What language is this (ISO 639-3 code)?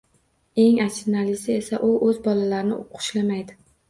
uzb